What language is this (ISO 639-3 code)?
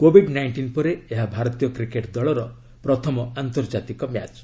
ori